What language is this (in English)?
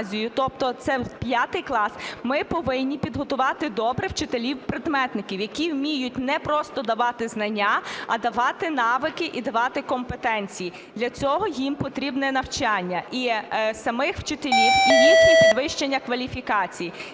Ukrainian